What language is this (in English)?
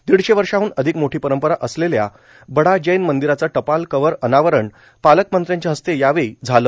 Marathi